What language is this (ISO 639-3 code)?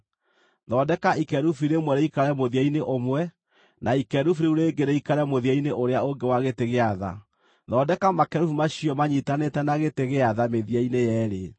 kik